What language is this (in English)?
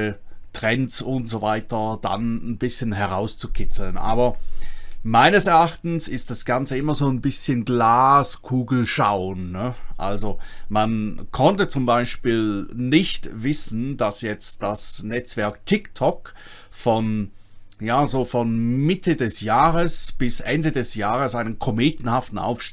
German